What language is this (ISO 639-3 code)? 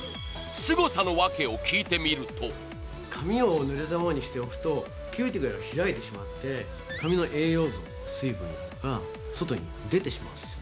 jpn